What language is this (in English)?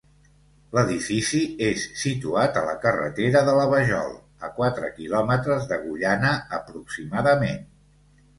Catalan